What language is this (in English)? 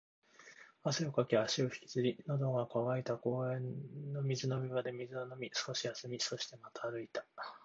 Japanese